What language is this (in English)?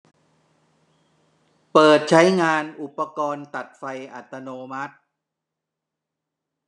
Thai